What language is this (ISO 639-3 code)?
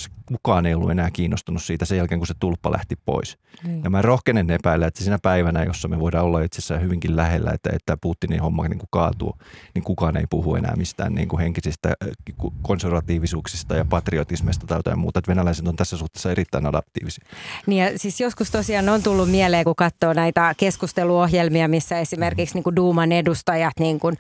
fin